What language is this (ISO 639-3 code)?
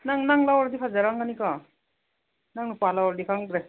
mni